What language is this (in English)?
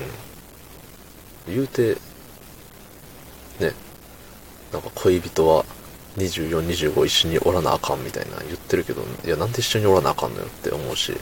Japanese